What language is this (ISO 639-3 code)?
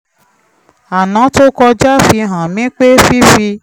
yor